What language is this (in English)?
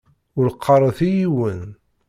Kabyle